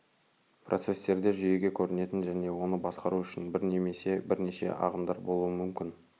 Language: Kazakh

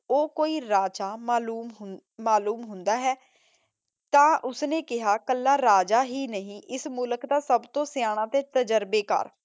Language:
Punjabi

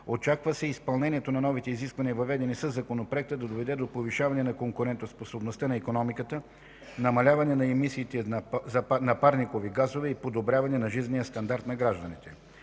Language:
Bulgarian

